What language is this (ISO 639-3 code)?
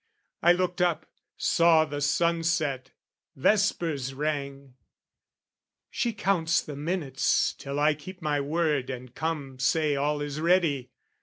eng